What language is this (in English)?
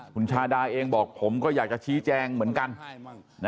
Thai